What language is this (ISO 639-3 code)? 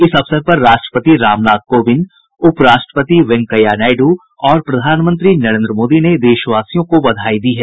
hin